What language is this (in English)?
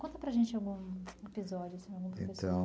Portuguese